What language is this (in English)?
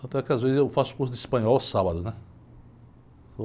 Portuguese